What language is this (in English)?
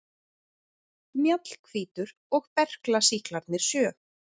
Icelandic